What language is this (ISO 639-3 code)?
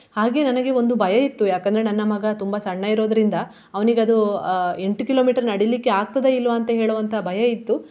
kan